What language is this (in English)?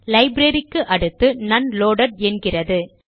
Tamil